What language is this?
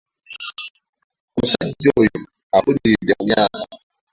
Ganda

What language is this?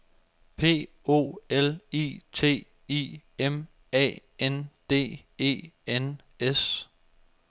Danish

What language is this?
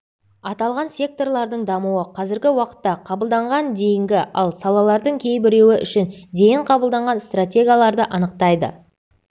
Kazakh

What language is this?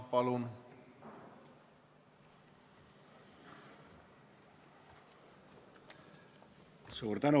Estonian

